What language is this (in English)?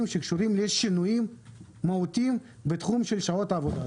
Hebrew